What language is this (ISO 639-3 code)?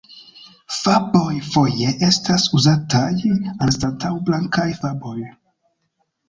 epo